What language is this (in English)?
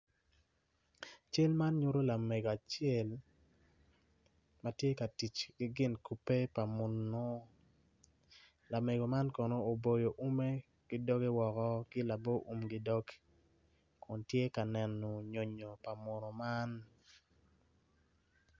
Acoli